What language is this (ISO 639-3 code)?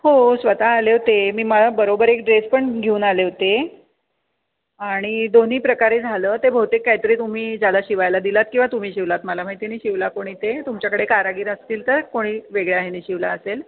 mar